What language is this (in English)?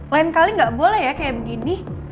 Indonesian